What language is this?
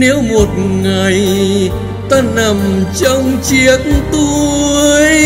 Vietnamese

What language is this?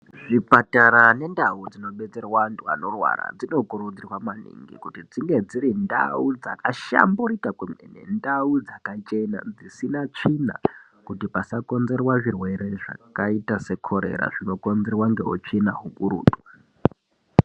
Ndau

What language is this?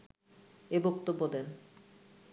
Bangla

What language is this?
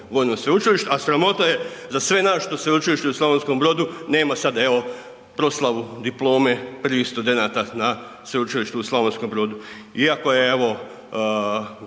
Croatian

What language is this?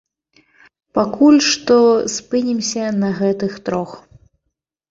Belarusian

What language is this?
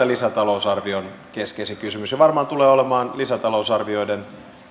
Finnish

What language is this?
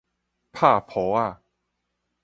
Min Nan Chinese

